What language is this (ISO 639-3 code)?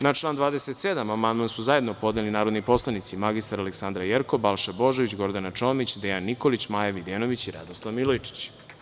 srp